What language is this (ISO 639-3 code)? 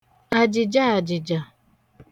ibo